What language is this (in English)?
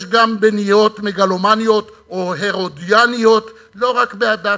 Hebrew